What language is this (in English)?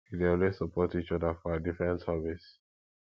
Nigerian Pidgin